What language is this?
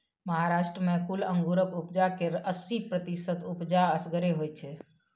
Maithili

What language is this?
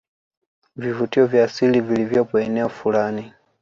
Swahili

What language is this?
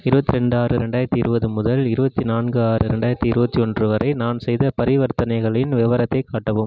Tamil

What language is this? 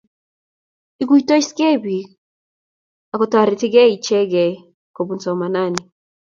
Kalenjin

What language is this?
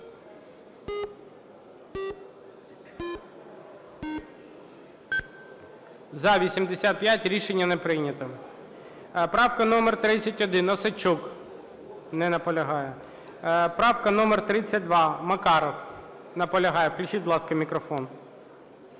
Ukrainian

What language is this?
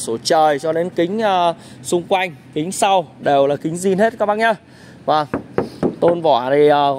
Vietnamese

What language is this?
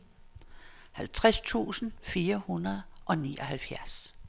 Danish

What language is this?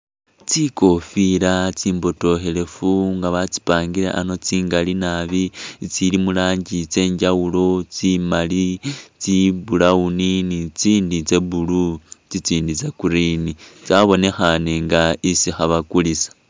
Masaaba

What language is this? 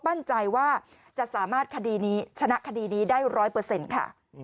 Thai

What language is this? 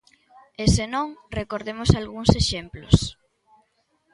Galician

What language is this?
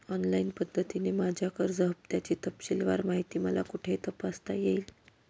Marathi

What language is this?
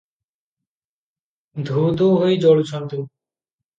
Odia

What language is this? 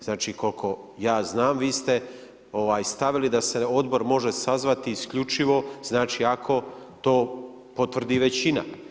Croatian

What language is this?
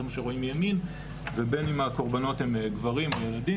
Hebrew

